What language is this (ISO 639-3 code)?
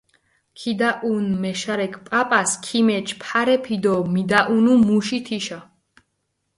xmf